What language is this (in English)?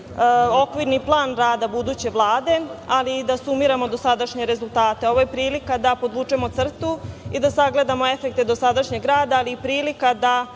Serbian